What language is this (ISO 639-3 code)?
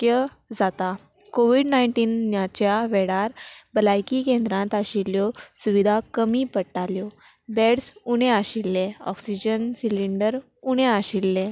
kok